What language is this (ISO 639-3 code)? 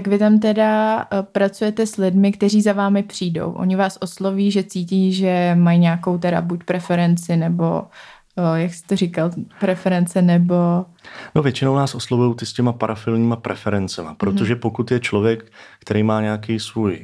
ces